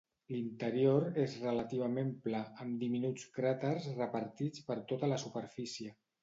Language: Catalan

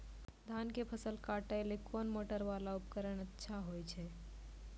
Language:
Maithili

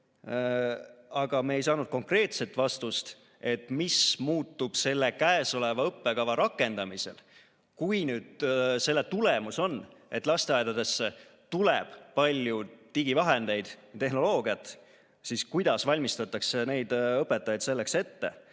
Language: Estonian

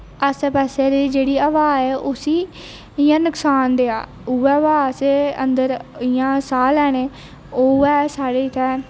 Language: Dogri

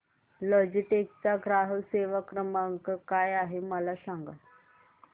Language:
Marathi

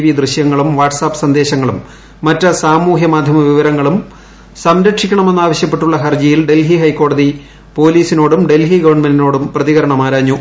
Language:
Malayalam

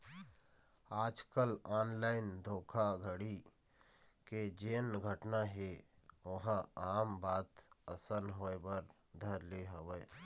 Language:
Chhattisgarhi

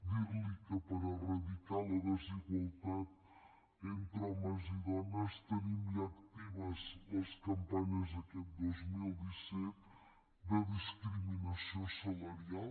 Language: Catalan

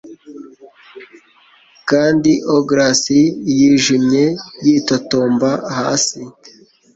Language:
Kinyarwanda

